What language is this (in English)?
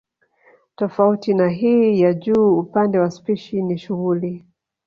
Swahili